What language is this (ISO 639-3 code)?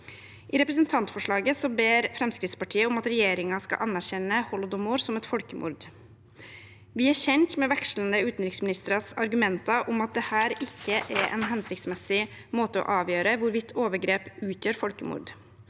nor